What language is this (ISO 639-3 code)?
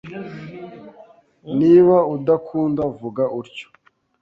kin